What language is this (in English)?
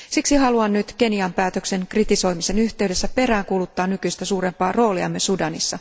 Finnish